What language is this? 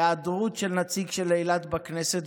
Hebrew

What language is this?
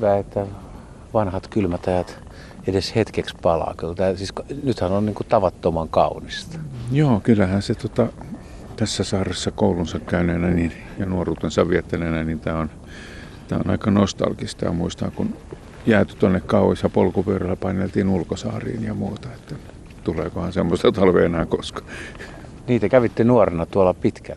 Finnish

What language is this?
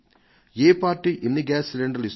Telugu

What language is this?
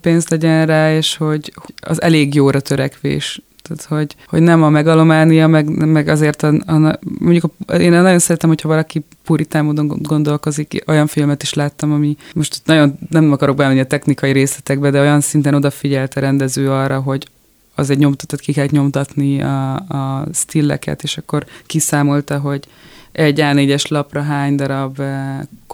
Hungarian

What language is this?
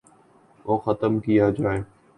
Urdu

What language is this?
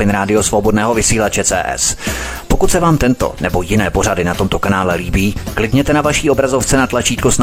Czech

